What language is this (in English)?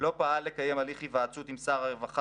Hebrew